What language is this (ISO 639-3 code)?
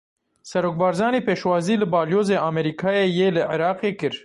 kur